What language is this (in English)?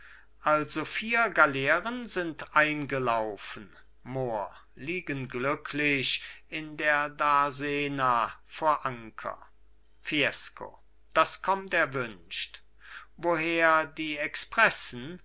German